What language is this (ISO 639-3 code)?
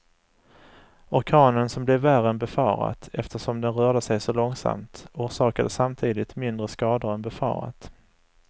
swe